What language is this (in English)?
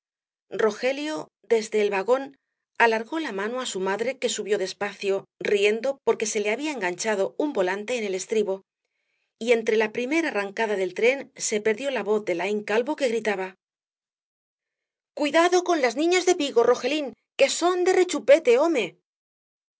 Spanish